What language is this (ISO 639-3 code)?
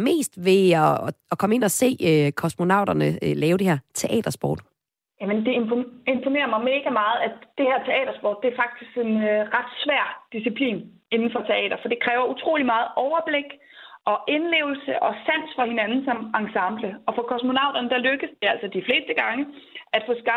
dan